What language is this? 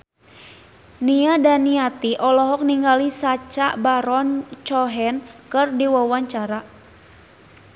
Sundanese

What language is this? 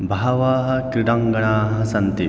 Sanskrit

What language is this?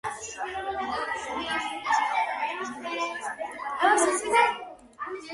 Georgian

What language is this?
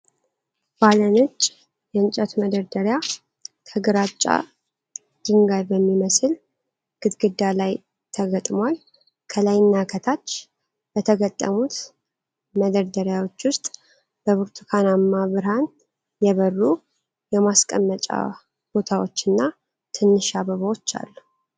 Amharic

